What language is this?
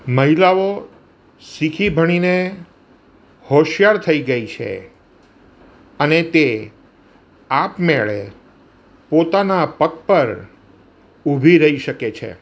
Gujarati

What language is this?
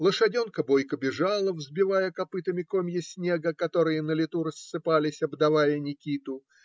Russian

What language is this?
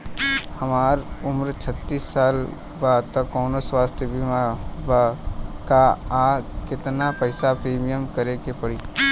Bhojpuri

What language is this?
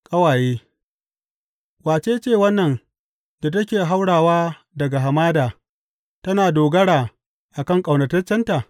Hausa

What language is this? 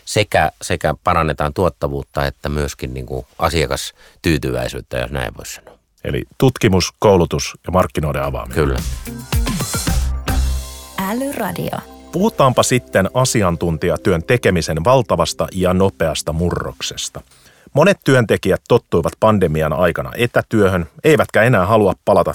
Finnish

